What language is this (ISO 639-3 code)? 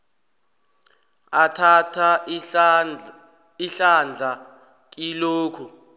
nbl